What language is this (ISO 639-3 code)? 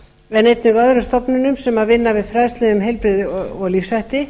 isl